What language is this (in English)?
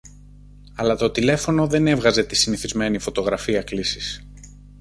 Greek